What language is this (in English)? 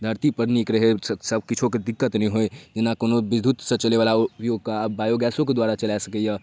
Maithili